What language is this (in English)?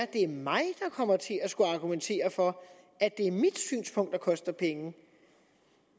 Danish